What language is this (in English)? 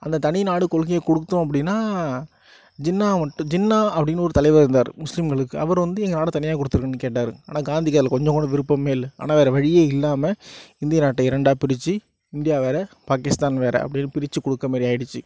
Tamil